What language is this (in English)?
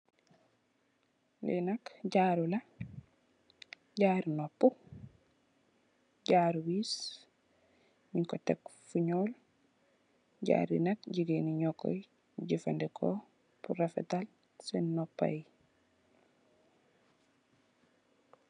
Wolof